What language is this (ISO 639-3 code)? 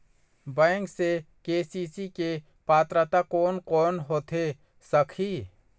hne